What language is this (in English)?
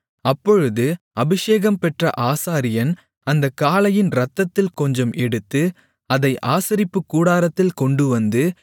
Tamil